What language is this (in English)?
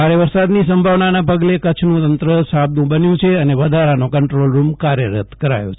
Gujarati